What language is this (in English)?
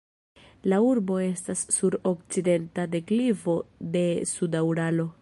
Esperanto